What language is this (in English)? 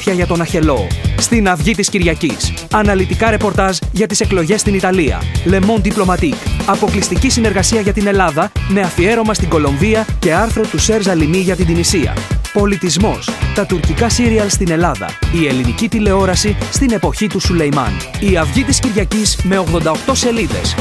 Greek